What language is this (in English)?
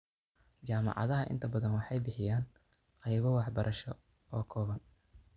Somali